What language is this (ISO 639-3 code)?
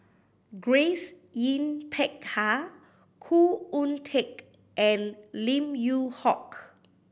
eng